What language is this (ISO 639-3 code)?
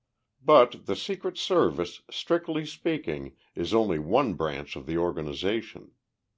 eng